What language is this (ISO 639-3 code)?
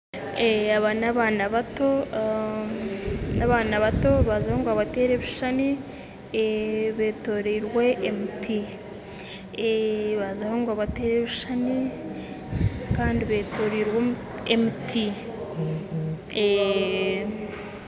nyn